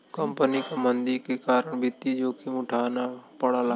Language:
Bhojpuri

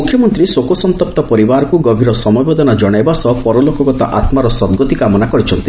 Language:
Odia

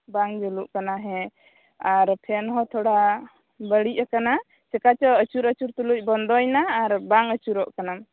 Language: Santali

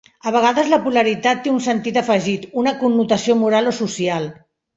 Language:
Catalan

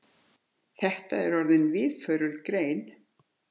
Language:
Icelandic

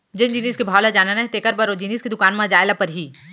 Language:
Chhattisgarhi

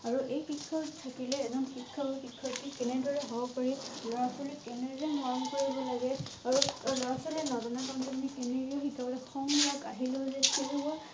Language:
Assamese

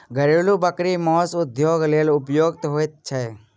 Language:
Maithili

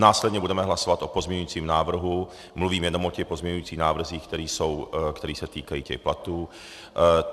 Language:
Czech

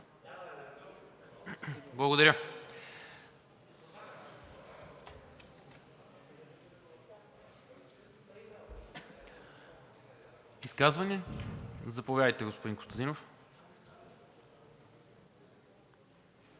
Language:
Bulgarian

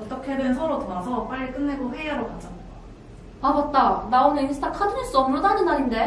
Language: Korean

